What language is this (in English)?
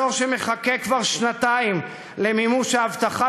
Hebrew